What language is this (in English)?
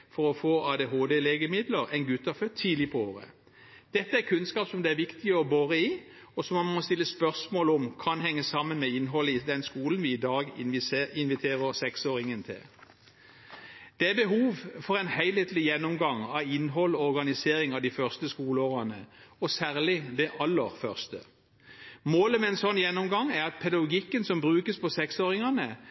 Norwegian Bokmål